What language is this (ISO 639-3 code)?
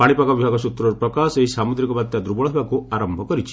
ori